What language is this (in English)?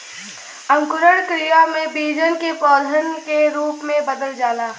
Bhojpuri